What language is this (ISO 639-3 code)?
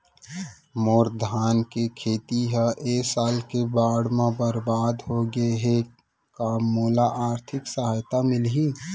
hne